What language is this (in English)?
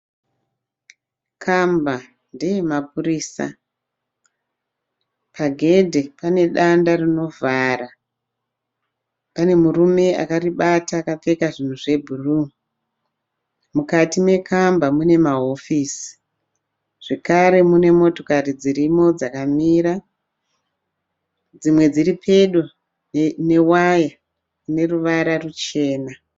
Shona